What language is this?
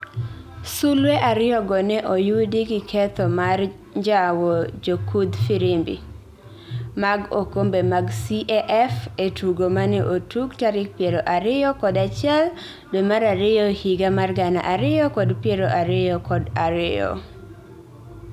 Luo (Kenya and Tanzania)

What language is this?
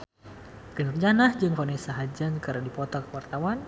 Sundanese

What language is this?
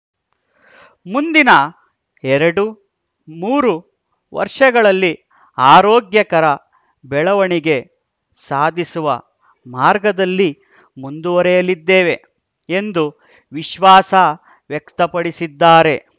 Kannada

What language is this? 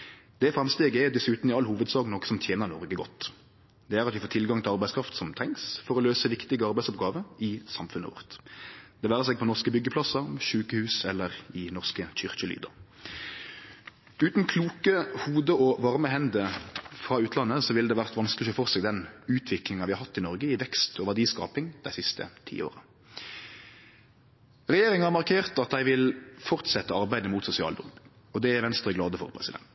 Norwegian Nynorsk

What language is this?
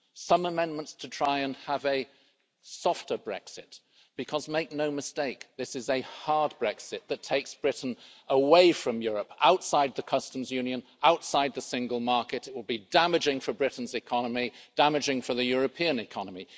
English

